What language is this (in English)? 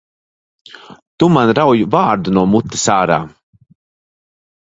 Latvian